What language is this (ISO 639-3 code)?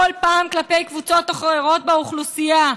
heb